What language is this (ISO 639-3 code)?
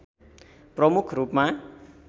nep